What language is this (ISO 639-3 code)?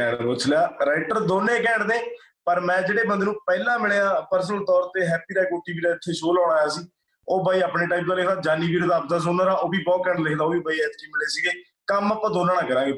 pan